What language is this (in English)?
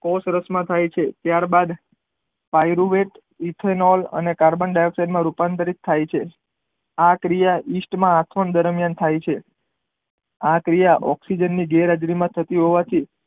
Gujarati